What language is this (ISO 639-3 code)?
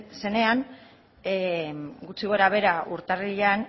eus